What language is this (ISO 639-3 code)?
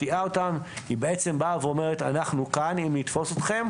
heb